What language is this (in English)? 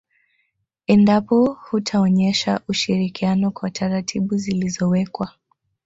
Swahili